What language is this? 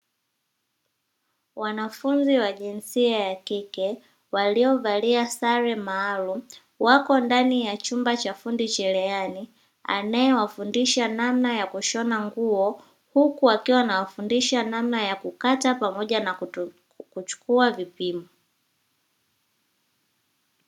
Swahili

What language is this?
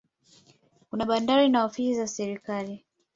Swahili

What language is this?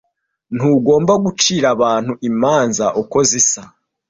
Kinyarwanda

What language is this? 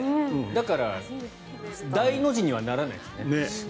Japanese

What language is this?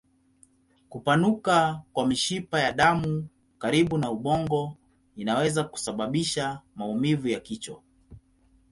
Swahili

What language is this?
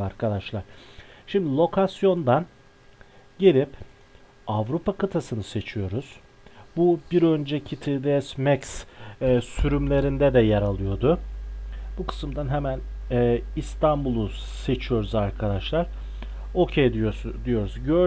Turkish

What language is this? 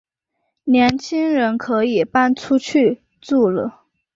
Chinese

